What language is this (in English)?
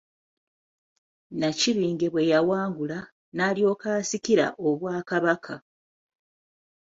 Ganda